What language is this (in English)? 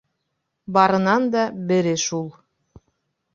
Bashkir